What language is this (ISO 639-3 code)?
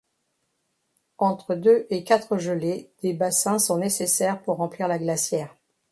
fra